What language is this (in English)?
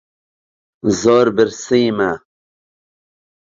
Central Kurdish